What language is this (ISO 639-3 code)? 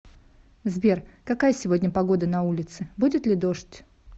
rus